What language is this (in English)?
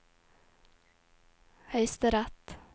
Norwegian